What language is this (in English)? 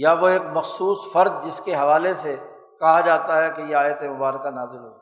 Urdu